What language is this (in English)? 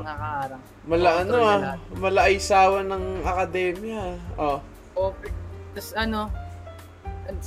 Filipino